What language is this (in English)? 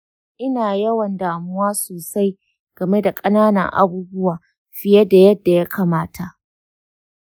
Hausa